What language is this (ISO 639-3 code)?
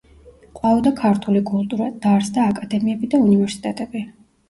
kat